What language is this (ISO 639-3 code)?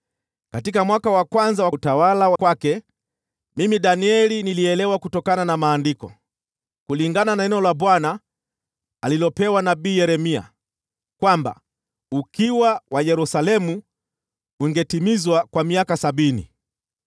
swa